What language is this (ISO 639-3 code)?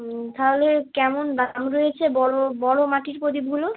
ben